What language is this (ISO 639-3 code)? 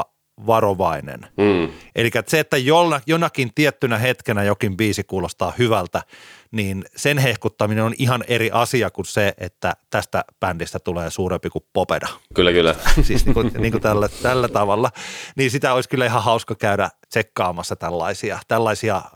fin